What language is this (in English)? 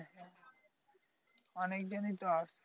Bangla